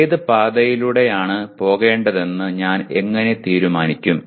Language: Malayalam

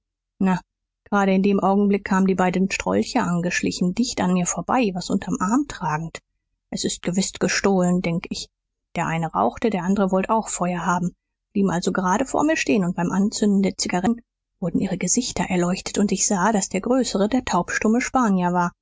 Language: German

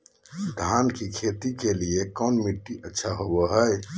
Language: Magahi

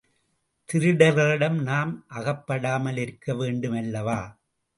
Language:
Tamil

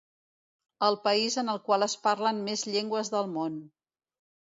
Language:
Catalan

